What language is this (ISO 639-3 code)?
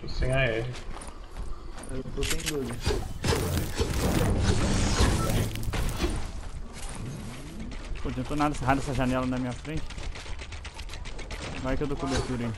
por